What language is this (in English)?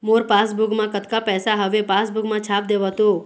Chhattisgarhi